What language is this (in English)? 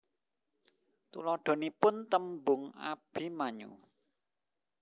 Javanese